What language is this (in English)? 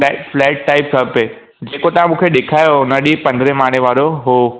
Sindhi